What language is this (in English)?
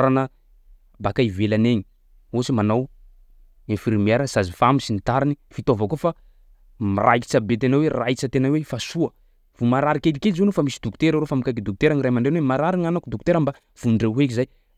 Sakalava Malagasy